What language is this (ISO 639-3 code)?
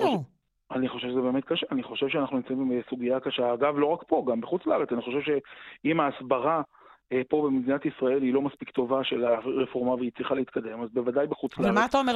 heb